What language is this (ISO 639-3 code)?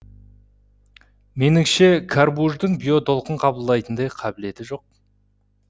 kaz